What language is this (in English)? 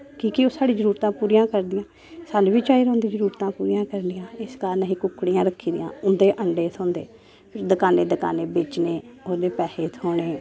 Dogri